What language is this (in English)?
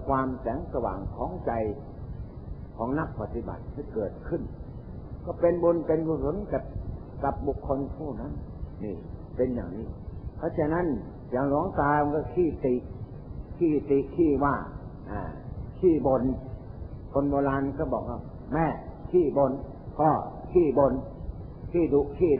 Thai